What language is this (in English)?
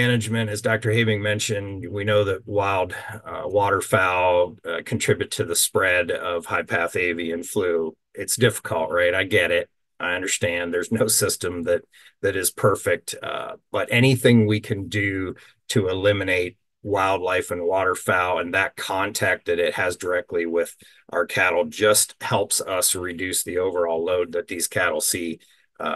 English